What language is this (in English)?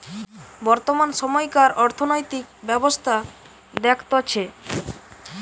Bangla